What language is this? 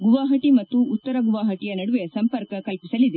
Kannada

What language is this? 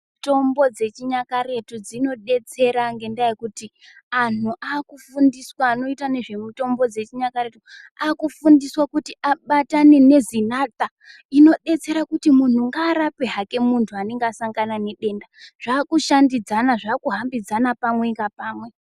Ndau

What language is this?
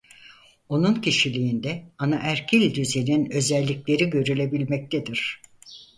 Turkish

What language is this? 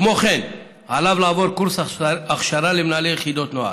Hebrew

